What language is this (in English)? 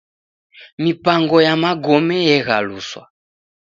Taita